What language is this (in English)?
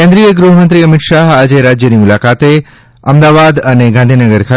Gujarati